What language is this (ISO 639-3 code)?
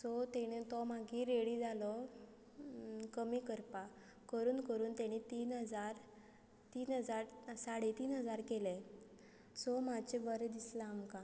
kok